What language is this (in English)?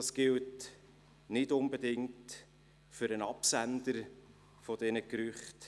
Swiss German